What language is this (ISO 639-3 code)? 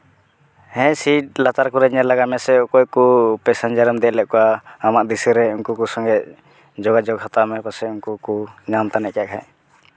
sat